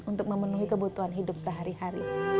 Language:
Indonesian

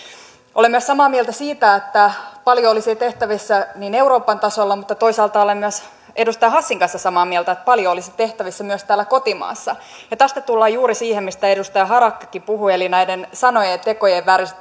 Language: Finnish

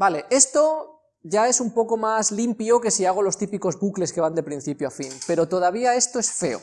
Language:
Spanish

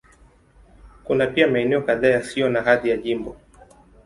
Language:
Swahili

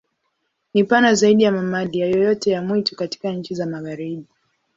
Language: Swahili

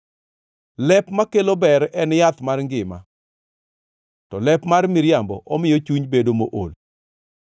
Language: Luo (Kenya and Tanzania)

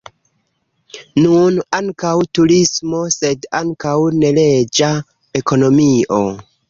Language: Esperanto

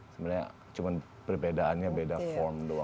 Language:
Indonesian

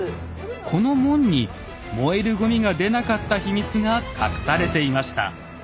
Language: Japanese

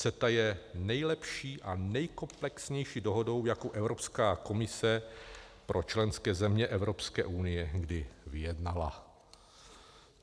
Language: Czech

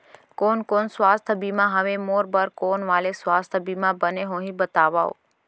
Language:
Chhattisgarhi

